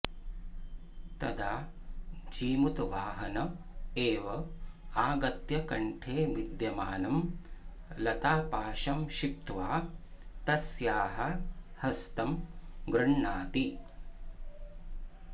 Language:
Sanskrit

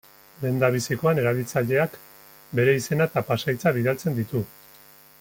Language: Basque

